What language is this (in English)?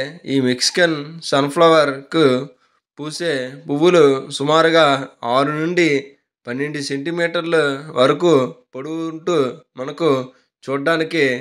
Telugu